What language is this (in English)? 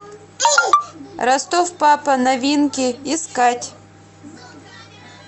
Russian